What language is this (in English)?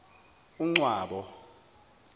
Zulu